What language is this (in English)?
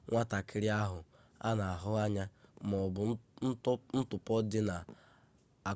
Igbo